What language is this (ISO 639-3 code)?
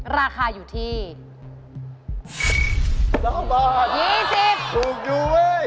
tha